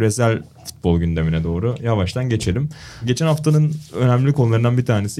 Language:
Turkish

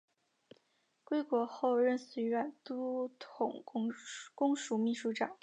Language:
Chinese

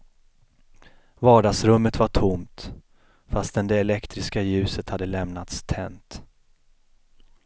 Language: Swedish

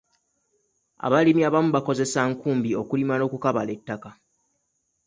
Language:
Ganda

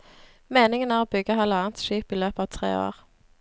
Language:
Norwegian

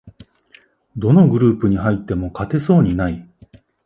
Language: Japanese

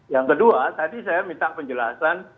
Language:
Indonesian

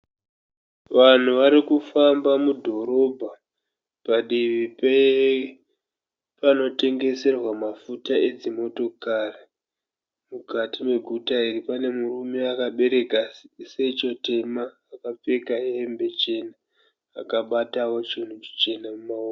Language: Shona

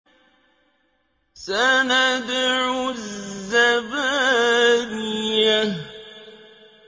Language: Arabic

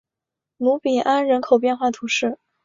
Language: Chinese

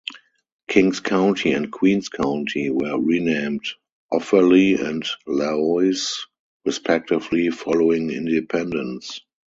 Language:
English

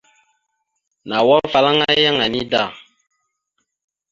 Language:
Mada (Cameroon)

